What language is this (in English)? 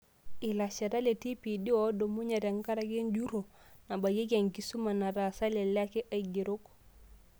Masai